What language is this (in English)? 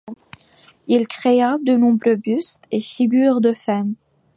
French